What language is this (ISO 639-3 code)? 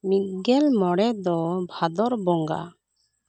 sat